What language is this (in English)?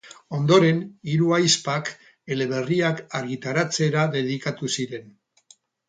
Basque